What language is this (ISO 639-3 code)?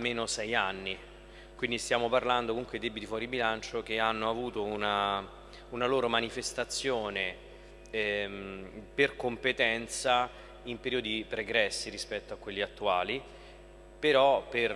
ita